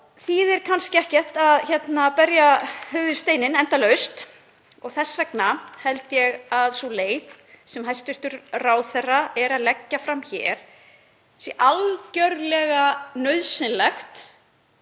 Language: Icelandic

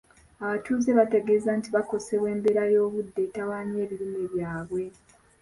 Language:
Ganda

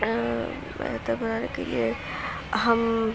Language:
Urdu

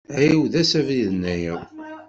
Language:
Kabyle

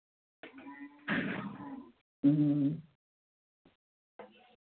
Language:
Dogri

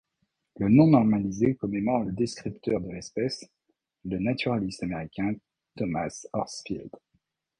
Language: French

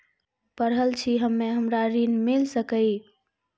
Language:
Maithili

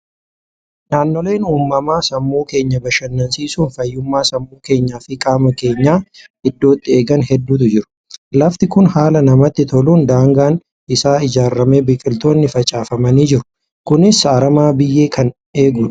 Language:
Oromo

